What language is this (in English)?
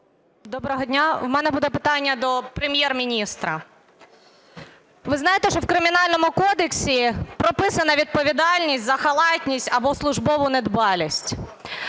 Ukrainian